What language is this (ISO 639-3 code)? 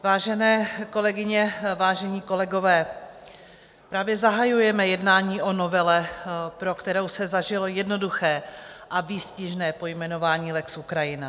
ces